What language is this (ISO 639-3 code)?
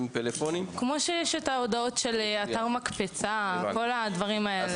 heb